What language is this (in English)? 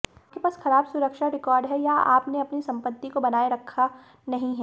Hindi